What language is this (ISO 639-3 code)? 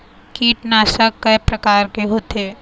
hne